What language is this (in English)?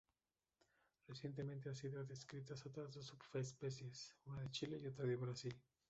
Spanish